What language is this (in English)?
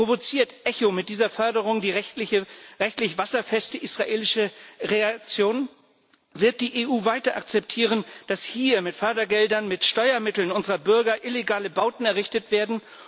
German